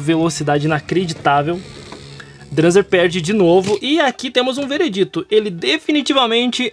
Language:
Portuguese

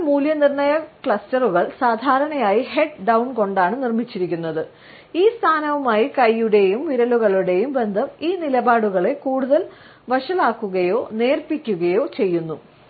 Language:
Malayalam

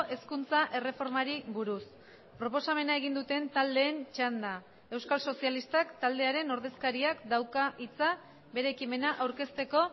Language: Basque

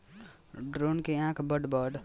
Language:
Bhojpuri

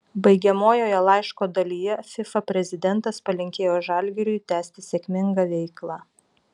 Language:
Lithuanian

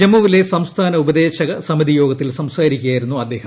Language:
Malayalam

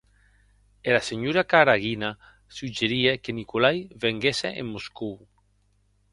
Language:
Occitan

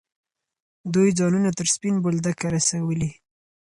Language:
Pashto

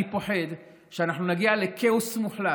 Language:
Hebrew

